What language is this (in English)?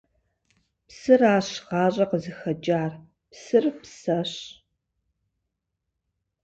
Kabardian